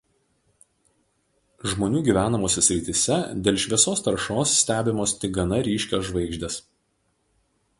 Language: Lithuanian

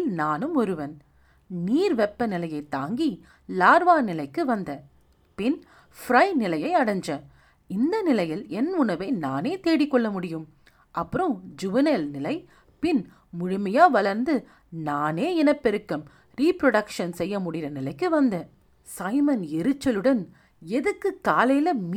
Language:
Tamil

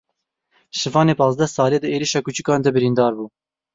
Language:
Kurdish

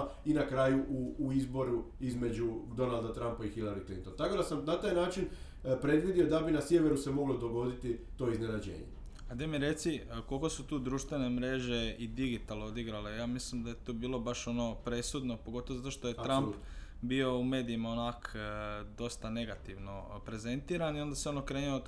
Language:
Croatian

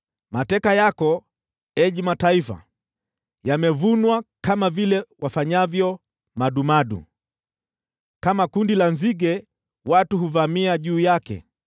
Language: Swahili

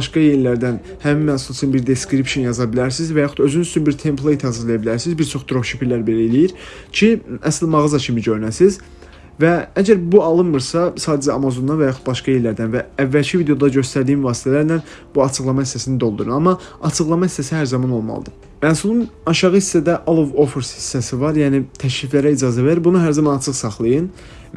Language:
Turkish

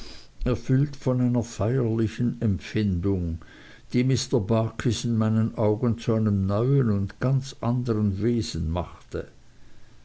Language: German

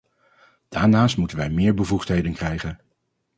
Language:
Dutch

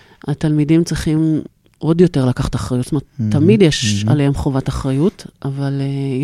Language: Hebrew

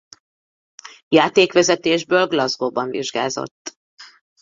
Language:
Hungarian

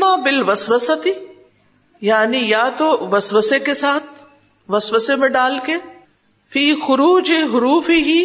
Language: Urdu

